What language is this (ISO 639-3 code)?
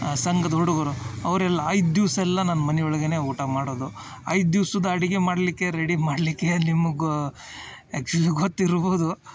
kan